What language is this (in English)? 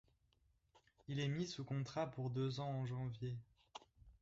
French